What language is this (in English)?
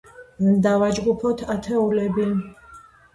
Georgian